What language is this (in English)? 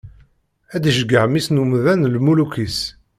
Kabyle